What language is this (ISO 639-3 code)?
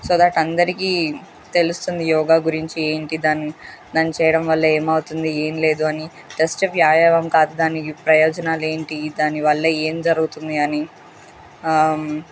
tel